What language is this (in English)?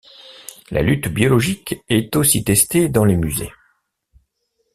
French